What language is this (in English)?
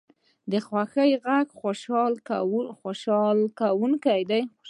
Pashto